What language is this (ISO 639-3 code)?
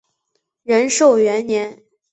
zho